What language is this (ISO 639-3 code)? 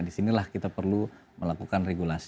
ind